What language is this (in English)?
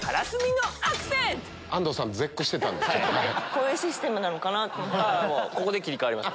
Japanese